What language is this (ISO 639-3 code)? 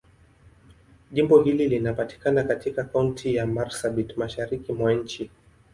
swa